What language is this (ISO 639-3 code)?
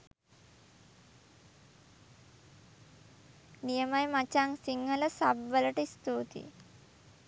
sin